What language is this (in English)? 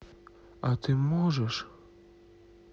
Russian